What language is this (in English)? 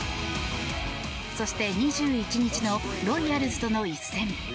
Japanese